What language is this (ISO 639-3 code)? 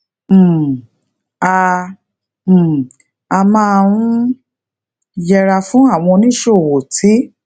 yor